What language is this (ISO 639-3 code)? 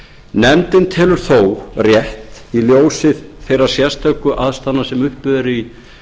isl